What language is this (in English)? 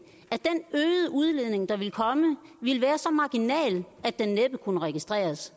Danish